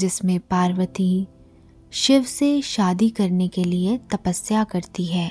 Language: Hindi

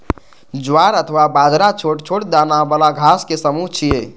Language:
Maithili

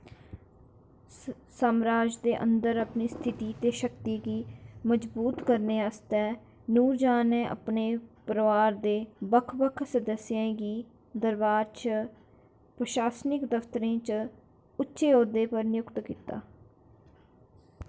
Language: Dogri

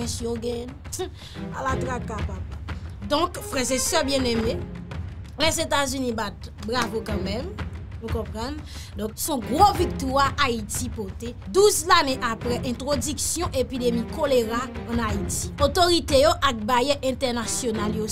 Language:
French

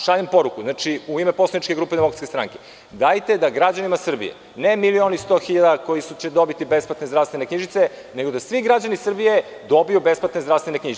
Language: Serbian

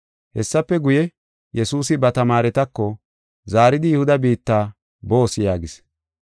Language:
Gofa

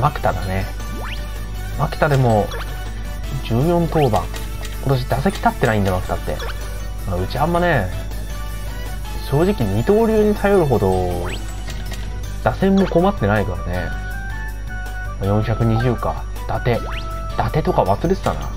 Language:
Japanese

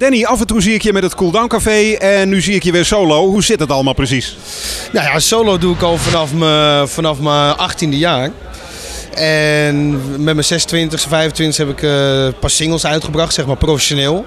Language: Dutch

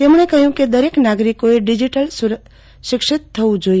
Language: Gujarati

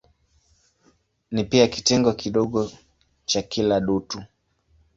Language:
Swahili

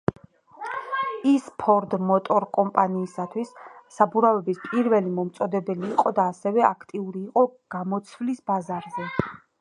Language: Georgian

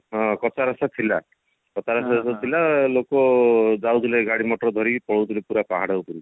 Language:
Odia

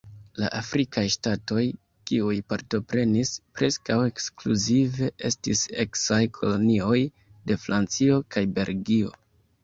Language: Esperanto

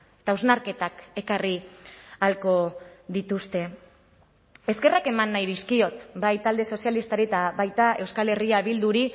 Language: Basque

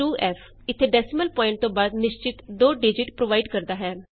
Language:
Punjabi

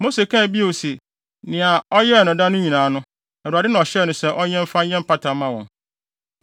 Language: Akan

